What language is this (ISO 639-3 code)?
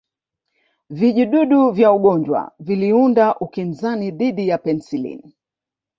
swa